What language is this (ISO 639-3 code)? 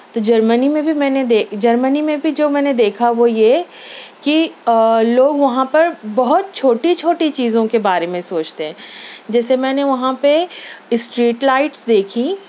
urd